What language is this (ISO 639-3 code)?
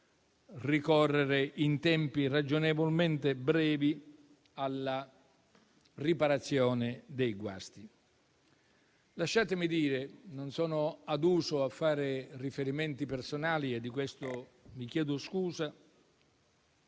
ita